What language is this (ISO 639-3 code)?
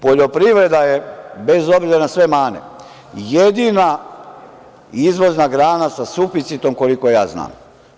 srp